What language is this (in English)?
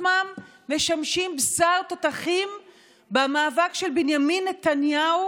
Hebrew